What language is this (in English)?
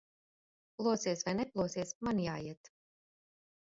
Latvian